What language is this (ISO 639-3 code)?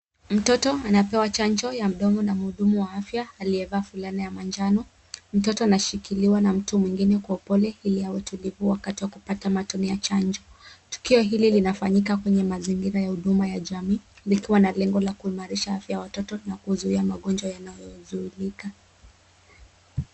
swa